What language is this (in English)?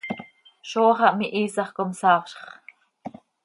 Seri